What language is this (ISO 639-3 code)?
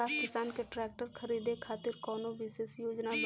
bho